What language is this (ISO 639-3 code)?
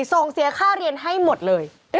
tha